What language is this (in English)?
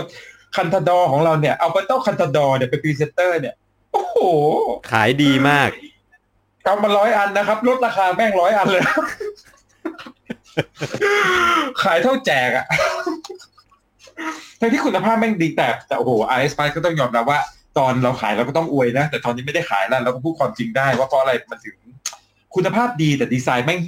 Thai